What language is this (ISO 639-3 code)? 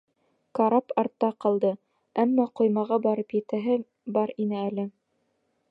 bak